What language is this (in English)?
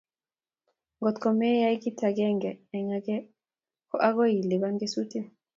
Kalenjin